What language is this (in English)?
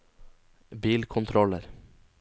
Norwegian